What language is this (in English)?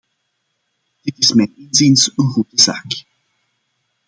Dutch